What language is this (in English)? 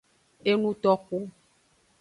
Aja (Benin)